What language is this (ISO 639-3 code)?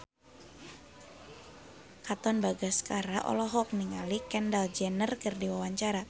sun